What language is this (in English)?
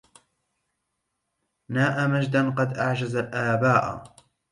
Arabic